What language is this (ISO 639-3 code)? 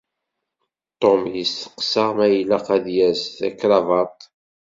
kab